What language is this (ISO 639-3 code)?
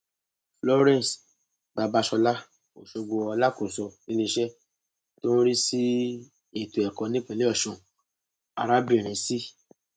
yor